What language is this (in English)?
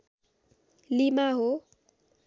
Nepali